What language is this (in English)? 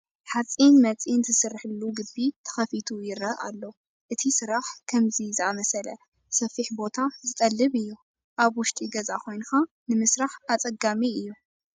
Tigrinya